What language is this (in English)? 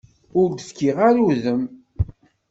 Kabyle